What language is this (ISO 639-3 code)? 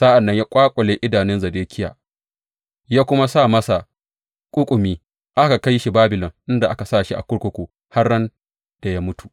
hau